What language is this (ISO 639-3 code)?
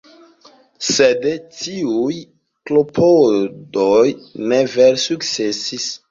epo